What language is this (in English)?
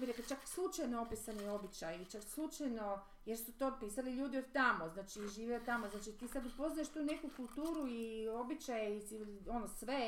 Croatian